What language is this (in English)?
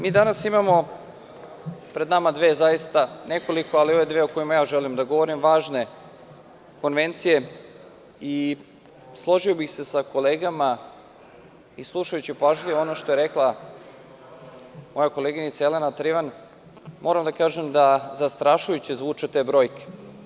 Serbian